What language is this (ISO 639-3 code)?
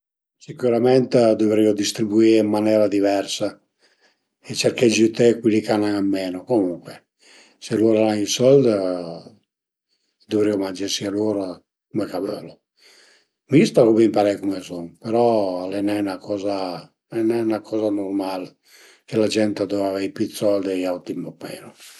pms